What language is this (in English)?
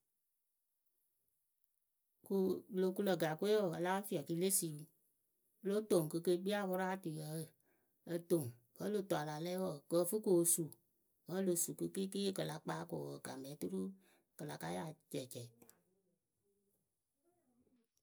Akebu